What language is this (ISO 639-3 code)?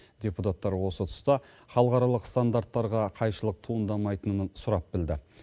kaz